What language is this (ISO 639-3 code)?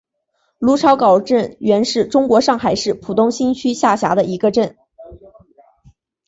zho